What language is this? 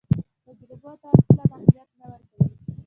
Pashto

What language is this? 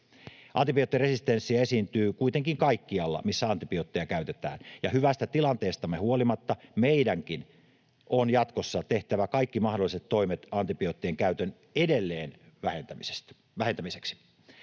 Finnish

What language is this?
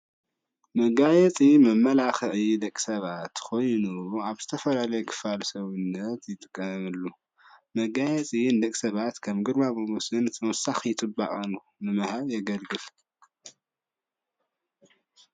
Tigrinya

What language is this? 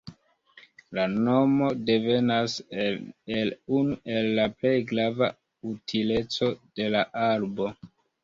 Esperanto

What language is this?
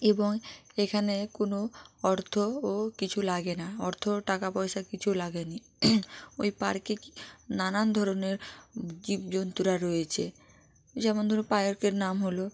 Bangla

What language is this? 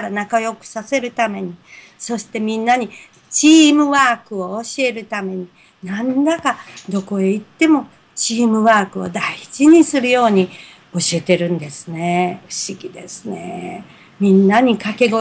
Japanese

